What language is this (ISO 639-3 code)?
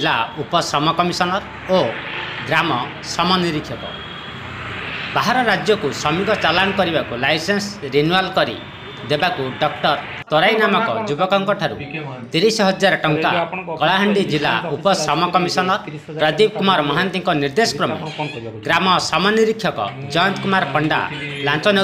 ind